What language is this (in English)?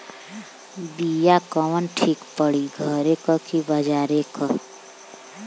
Bhojpuri